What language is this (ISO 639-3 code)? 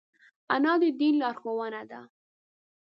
pus